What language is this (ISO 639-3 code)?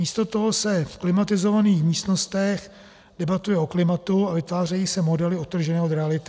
ces